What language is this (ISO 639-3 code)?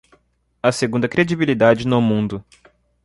por